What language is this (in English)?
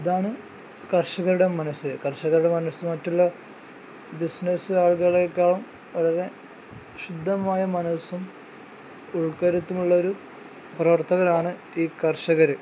Malayalam